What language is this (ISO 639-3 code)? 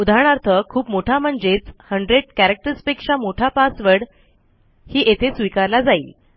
mar